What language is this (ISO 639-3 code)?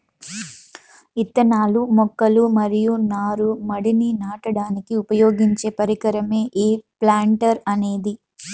tel